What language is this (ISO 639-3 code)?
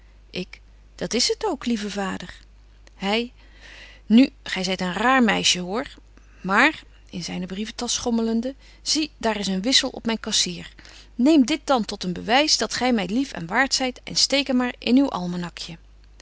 nld